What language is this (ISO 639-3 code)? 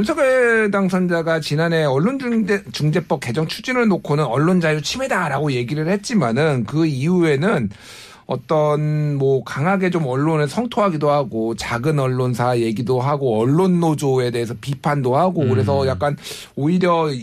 kor